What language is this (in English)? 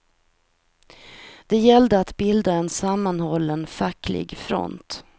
Swedish